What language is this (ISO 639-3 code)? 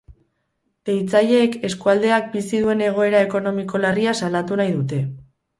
eus